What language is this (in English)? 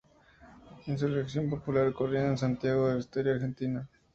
Spanish